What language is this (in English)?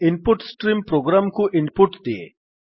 Odia